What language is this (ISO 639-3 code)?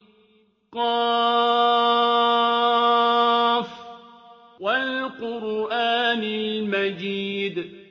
ara